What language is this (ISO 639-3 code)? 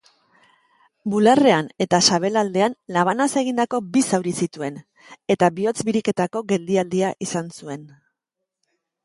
eus